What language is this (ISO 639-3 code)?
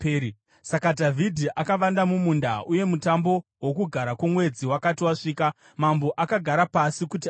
sna